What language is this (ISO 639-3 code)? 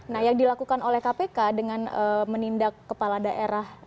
ind